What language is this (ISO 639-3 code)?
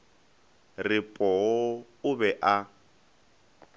nso